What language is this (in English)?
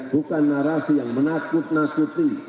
Indonesian